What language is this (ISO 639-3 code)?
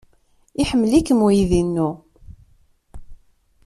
kab